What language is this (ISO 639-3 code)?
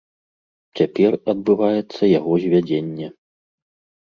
bel